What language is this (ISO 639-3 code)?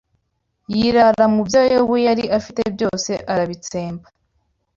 kin